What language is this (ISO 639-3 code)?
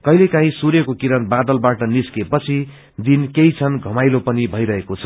nep